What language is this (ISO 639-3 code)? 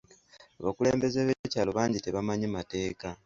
lug